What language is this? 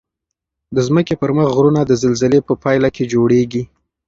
Pashto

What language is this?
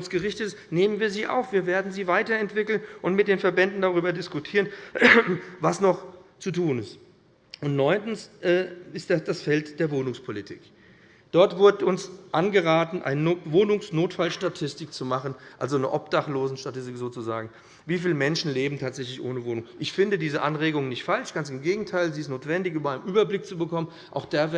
German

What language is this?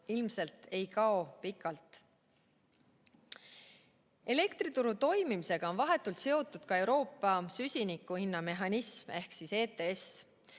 Estonian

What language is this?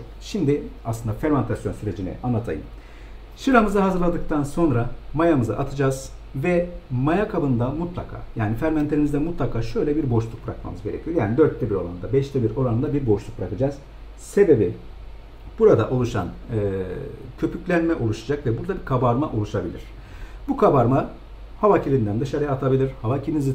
Turkish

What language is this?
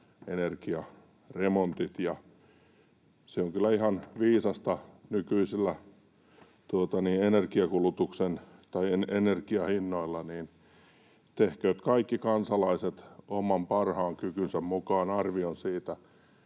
Finnish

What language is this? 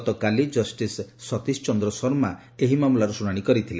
Odia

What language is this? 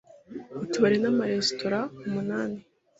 Kinyarwanda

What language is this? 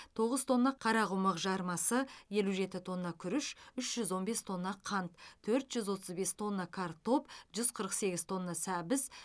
Kazakh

